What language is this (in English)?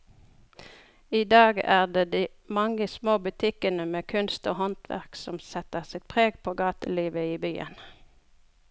Norwegian